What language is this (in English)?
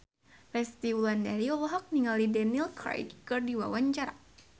Sundanese